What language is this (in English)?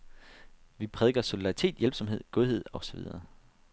Danish